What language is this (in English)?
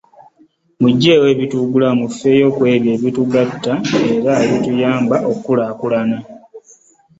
Ganda